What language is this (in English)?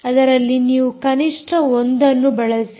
Kannada